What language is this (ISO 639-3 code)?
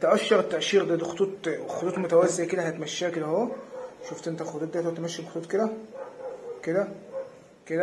ara